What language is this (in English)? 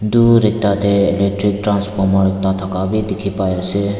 Naga Pidgin